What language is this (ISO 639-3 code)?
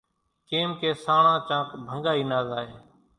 gjk